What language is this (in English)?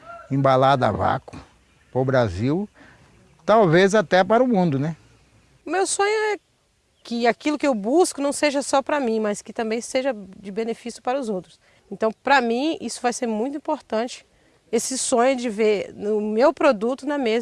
Portuguese